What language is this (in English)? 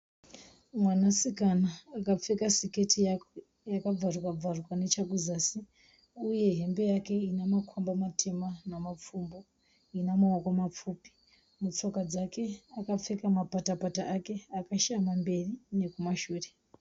Shona